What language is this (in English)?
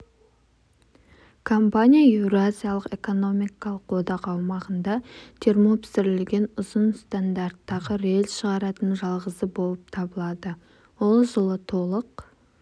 Kazakh